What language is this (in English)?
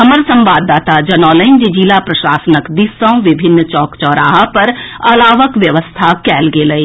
Maithili